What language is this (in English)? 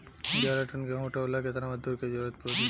Bhojpuri